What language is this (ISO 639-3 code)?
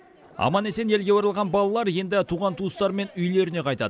kaz